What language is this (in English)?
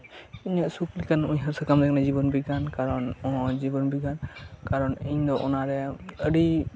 Santali